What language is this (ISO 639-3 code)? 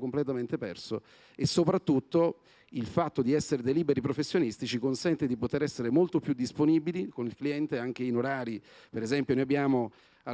ita